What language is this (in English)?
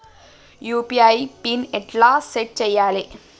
Telugu